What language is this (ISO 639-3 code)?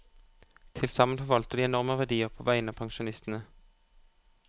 nor